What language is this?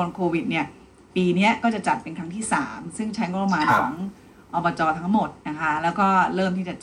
Thai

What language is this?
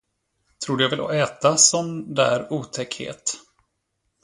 Swedish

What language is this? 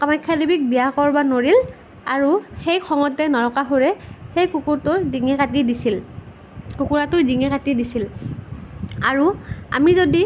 Assamese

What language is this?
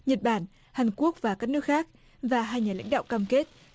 Vietnamese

